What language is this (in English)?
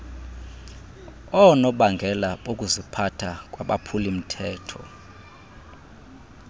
Xhosa